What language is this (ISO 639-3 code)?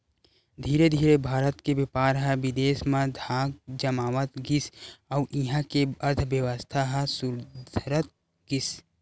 hne